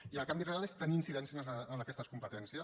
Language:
Catalan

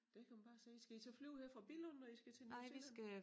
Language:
Danish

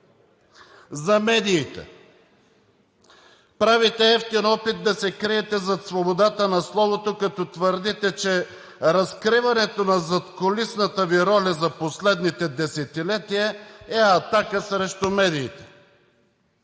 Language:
Bulgarian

